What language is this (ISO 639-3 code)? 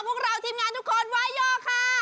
tha